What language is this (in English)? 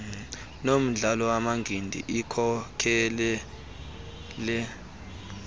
Xhosa